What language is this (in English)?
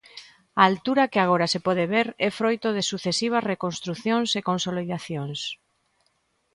Galician